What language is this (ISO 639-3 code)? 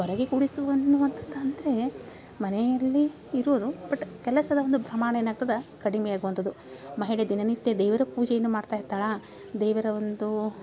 kan